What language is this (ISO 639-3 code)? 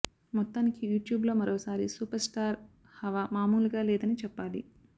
tel